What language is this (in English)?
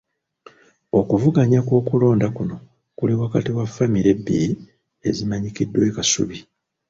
Ganda